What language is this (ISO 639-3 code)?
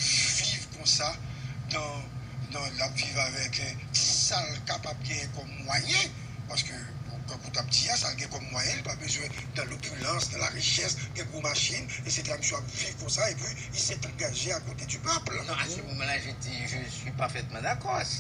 fra